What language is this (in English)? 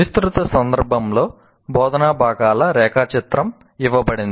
Telugu